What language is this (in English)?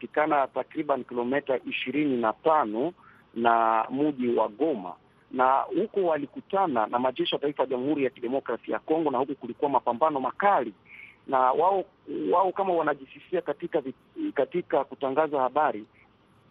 Swahili